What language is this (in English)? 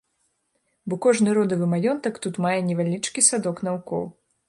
Belarusian